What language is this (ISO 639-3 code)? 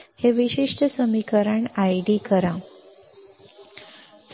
mar